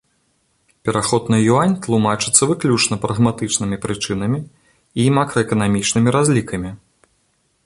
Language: Belarusian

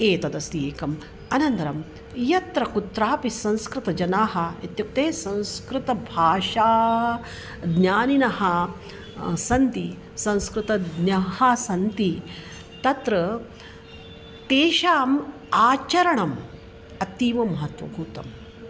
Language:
Sanskrit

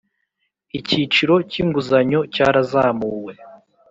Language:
Kinyarwanda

